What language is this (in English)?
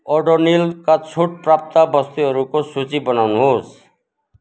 Nepali